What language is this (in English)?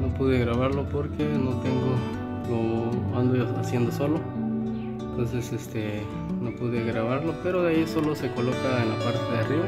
Spanish